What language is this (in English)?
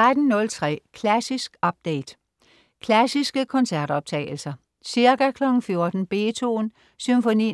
Danish